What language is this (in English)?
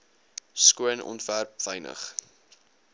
Afrikaans